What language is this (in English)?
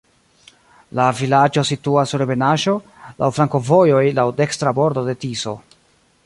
Esperanto